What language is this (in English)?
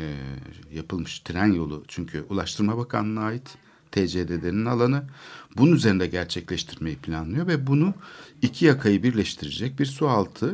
Turkish